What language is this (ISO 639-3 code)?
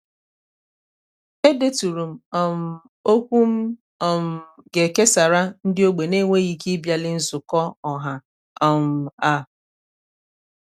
ibo